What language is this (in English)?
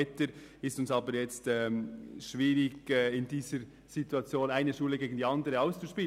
Swiss German